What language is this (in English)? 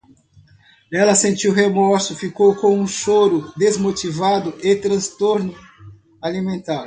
Portuguese